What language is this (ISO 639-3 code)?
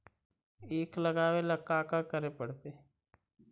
mag